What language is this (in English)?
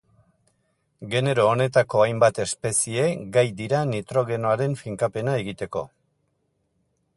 Basque